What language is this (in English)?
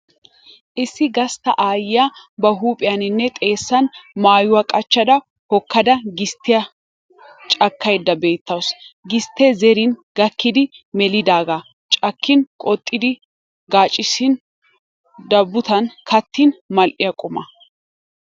Wolaytta